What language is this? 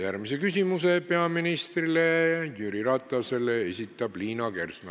Estonian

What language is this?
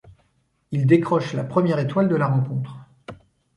French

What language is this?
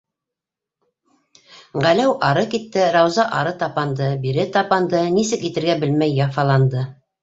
Bashkir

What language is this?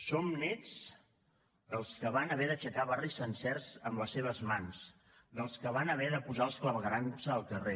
Catalan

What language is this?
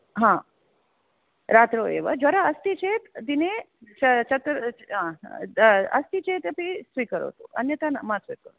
Sanskrit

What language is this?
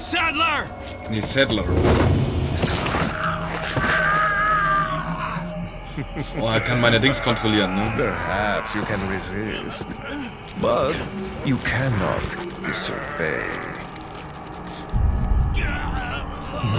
German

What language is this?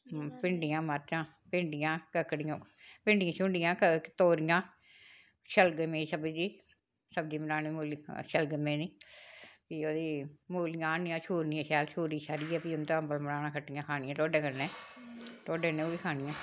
Dogri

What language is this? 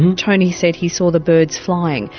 English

